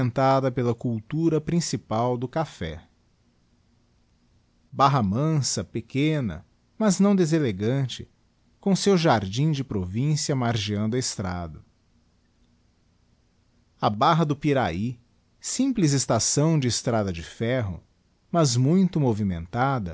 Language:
Portuguese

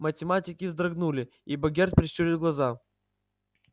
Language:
Russian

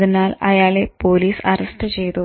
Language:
Malayalam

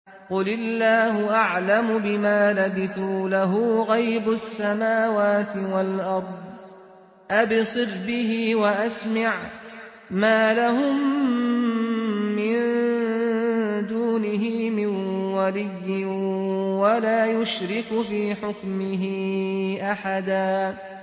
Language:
Arabic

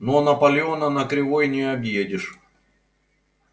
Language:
Russian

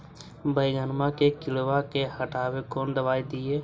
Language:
Magahi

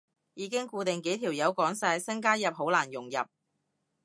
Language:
Cantonese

